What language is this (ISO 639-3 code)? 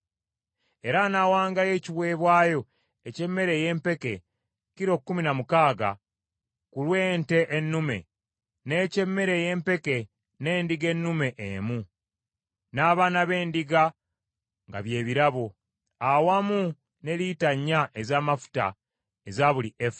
lug